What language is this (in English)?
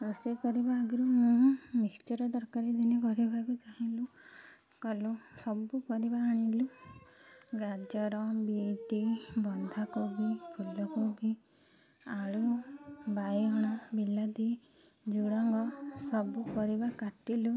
Odia